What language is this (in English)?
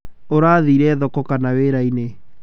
Kikuyu